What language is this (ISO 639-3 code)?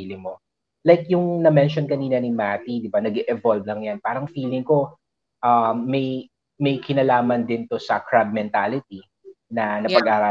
fil